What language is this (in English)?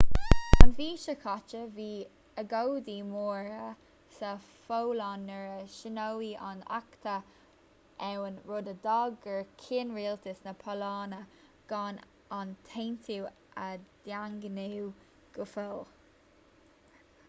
Irish